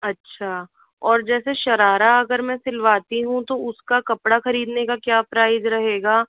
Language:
Hindi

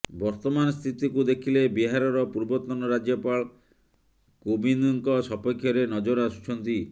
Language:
Odia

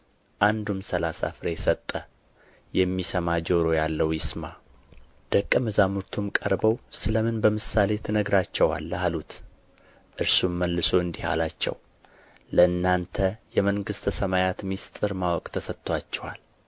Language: Amharic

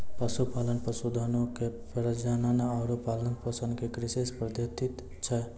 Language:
Maithili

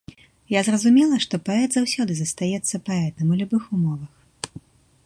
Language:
Belarusian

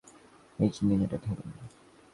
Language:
Bangla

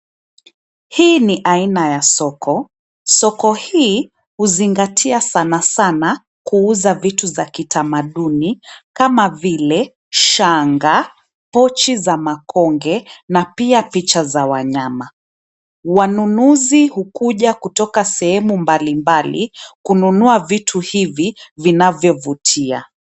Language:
Swahili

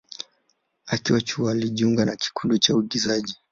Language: Swahili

